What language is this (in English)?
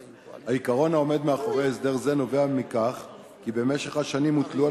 Hebrew